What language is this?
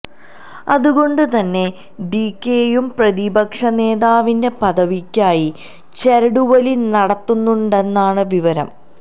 Malayalam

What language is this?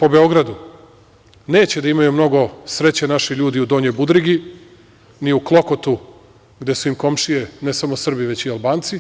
Serbian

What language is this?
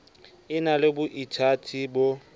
Southern Sotho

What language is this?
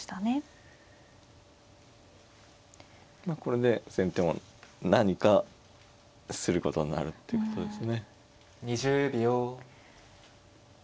Japanese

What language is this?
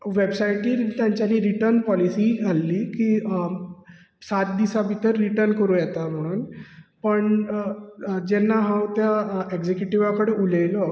Konkani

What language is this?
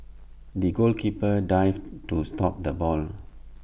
English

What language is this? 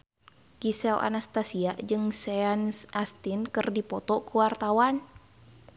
Sundanese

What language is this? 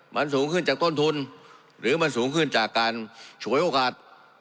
Thai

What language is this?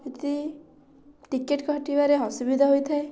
Odia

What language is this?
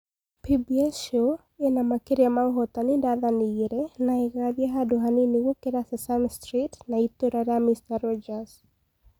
Kikuyu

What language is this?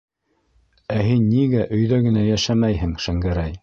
Bashkir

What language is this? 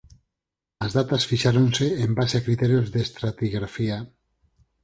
Galician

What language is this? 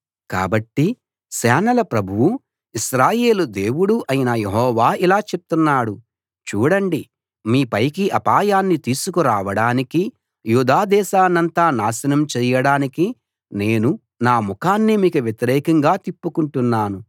Telugu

